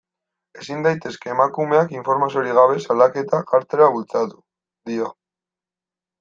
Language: Basque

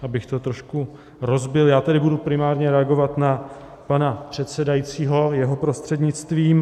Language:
Czech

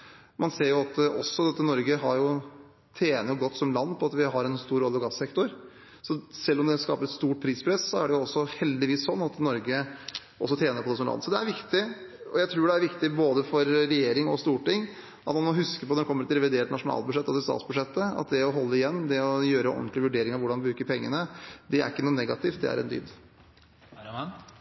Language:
Norwegian Bokmål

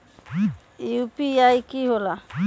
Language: Magahi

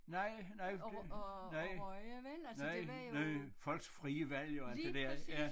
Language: Danish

